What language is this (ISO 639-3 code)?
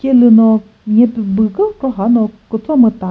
nri